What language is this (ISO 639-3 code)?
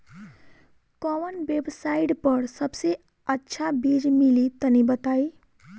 bho